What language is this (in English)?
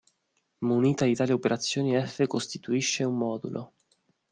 Italian